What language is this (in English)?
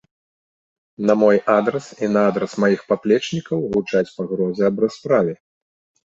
Belarusian